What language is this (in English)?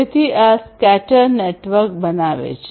Gujarati